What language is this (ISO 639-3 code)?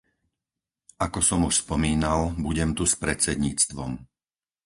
slk